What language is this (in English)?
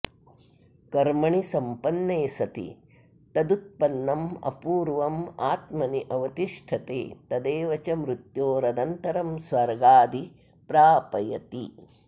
Sanskrit